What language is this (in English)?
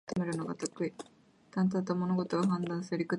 Japanese